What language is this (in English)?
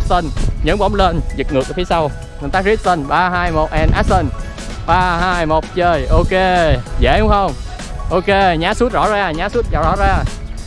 Vietnamese